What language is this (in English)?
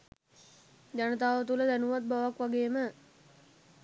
Sinhala